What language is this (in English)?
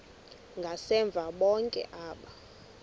Xhosa